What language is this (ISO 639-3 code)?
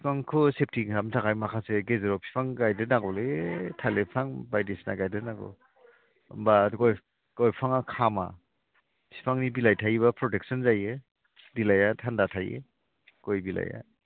brx